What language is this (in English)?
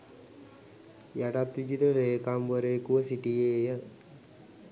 Sinhala